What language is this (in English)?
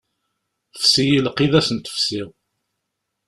Kabyle